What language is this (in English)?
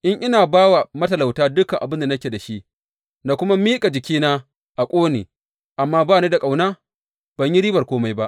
Hausa